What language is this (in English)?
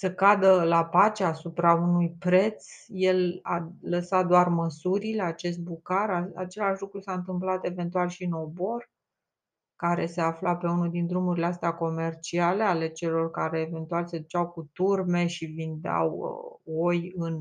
Romanian